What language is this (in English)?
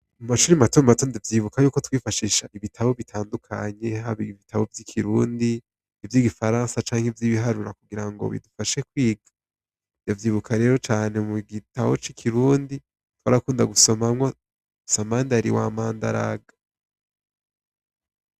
Rundi